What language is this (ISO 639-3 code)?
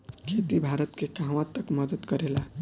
bho